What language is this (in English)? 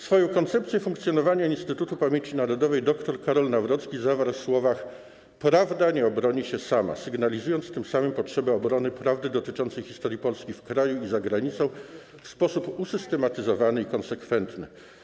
Polish